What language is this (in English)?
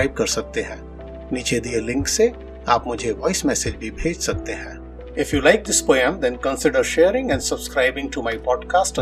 Hindi